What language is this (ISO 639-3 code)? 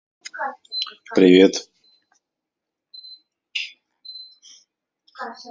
rus